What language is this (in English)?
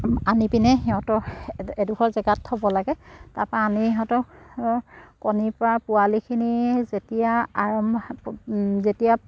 Assamese